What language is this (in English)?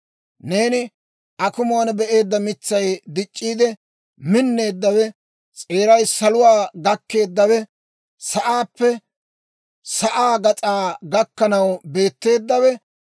Dawro